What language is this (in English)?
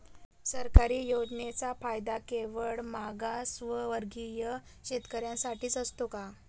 Marathi